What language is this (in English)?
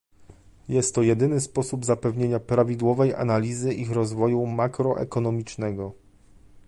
Polish